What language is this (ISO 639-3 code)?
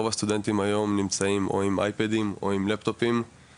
heb